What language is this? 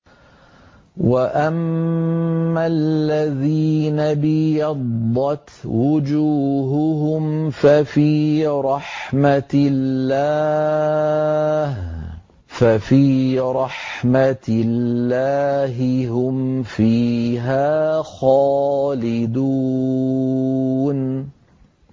Arabic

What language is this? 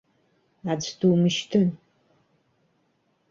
Abkhazian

